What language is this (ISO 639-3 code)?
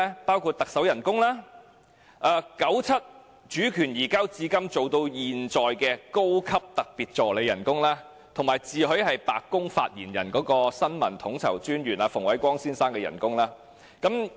yue